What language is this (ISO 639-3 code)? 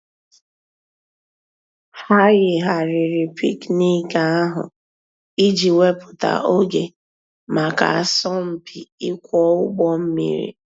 ibo